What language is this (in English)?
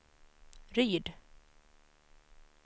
Swedish